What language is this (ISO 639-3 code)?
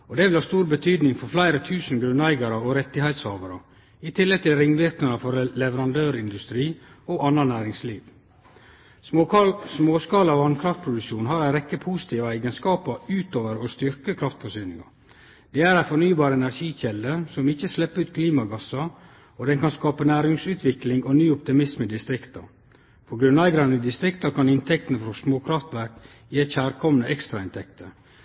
nno